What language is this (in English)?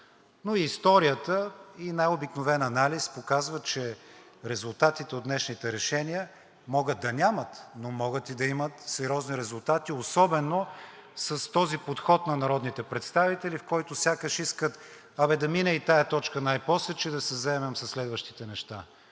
Bulgarian